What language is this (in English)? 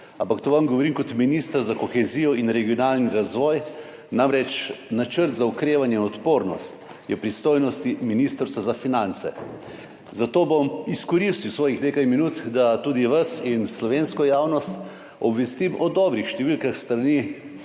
Slovenian